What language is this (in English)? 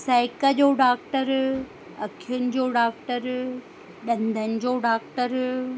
Sindhi